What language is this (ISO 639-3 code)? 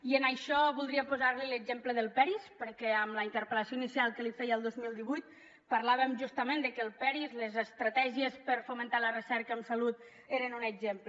cat